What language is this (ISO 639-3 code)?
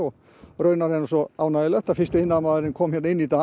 isl